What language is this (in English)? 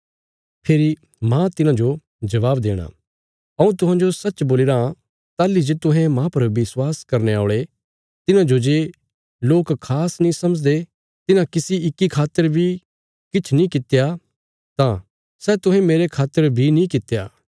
Bilaspuri